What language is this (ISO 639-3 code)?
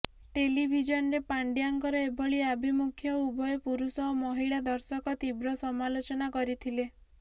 ori